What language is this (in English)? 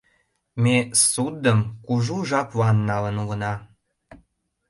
Mari